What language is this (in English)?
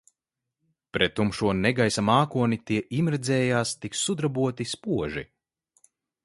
Latvian